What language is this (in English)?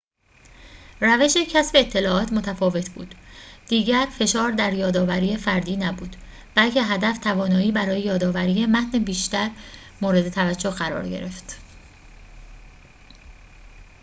Persian